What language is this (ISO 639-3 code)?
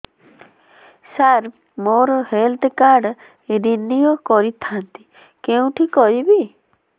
ori